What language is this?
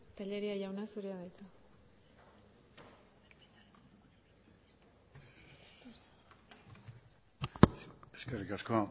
Basque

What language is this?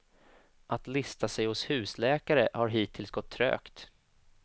Swedish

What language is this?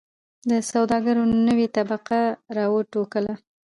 Pashto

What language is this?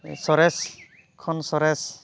Santali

